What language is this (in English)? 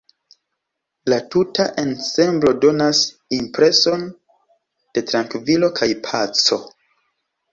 Esperanto